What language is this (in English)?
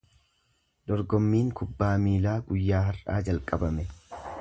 Oromo